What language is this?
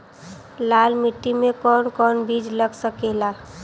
Bhojpuri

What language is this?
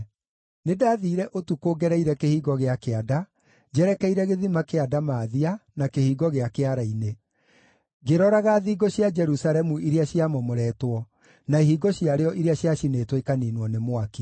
Kikuyu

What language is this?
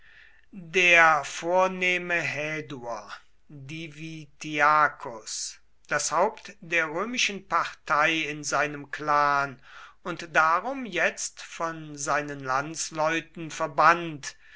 German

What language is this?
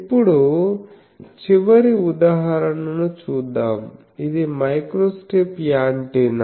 Telugu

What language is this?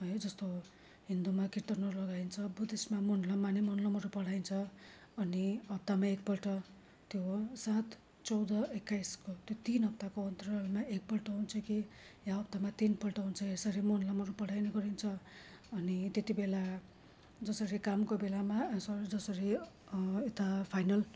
Nepali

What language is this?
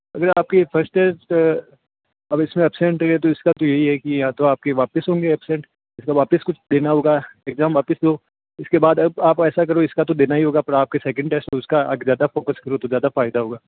Hindi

